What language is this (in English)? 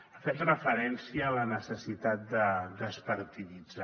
Catalan